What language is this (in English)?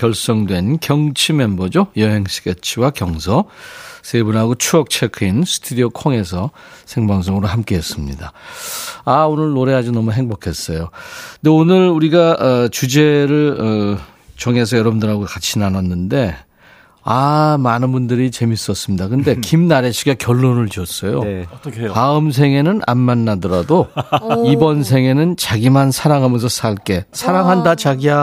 Korean